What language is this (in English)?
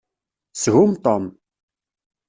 Kabyle